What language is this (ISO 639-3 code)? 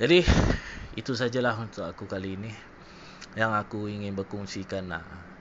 msa